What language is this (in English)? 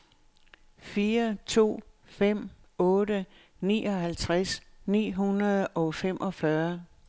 Danish